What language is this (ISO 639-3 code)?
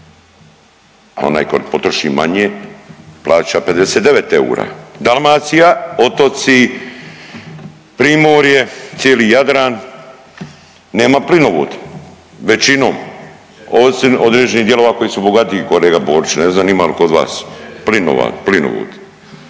hrv